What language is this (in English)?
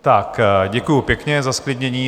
Czech